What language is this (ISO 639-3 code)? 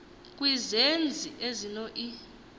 xho